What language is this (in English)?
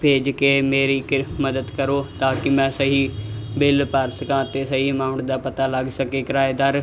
Punjabi